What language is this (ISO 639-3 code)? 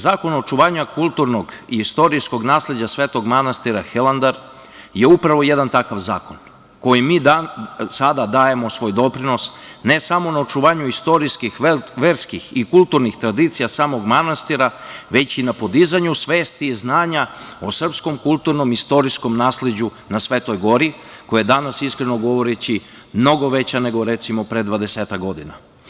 srp